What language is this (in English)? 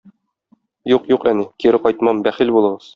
Tatar